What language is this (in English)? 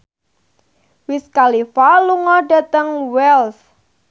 Javanese